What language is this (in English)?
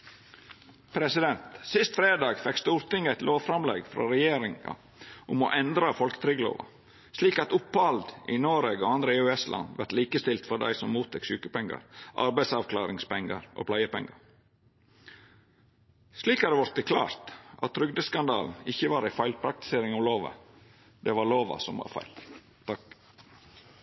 Norwegian Nynorsk